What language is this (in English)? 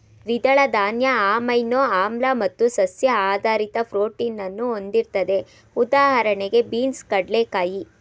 Kannada